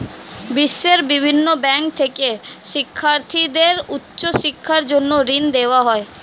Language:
Bangla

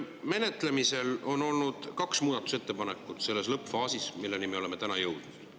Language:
Estonian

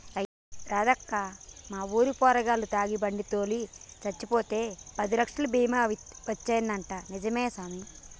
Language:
Telugu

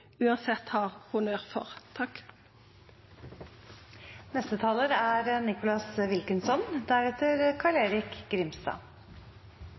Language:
Norwegian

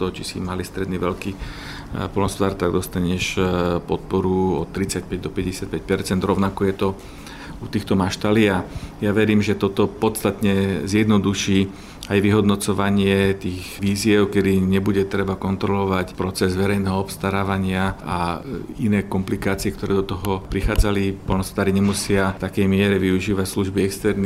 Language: Slovak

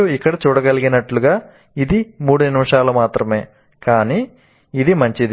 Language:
Telugu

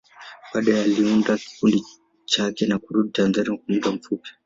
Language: Swahili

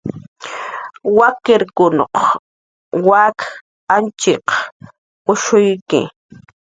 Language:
Jaqaru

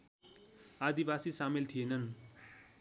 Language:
Nepali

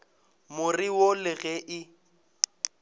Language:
Northern Sotho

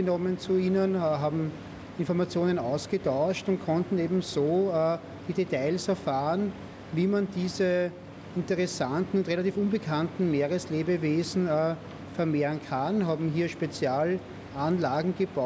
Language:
German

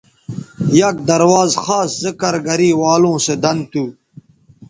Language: Bateri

